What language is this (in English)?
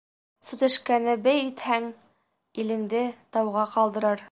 Bashkir